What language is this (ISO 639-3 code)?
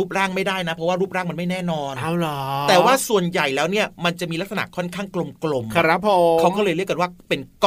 tha